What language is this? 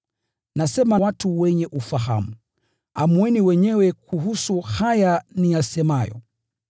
Swahili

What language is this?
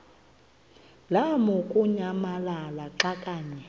Xhosa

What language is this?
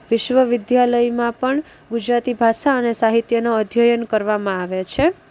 Gujarati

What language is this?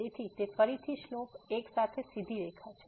Gujarati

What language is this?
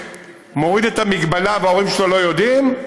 Hebrew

